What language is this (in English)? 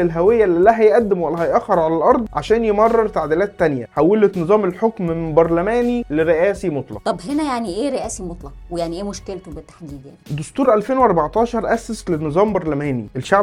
Arabic